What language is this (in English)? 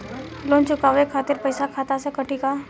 Bhojpuri